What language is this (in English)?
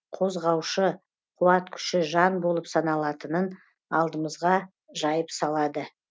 Kazakh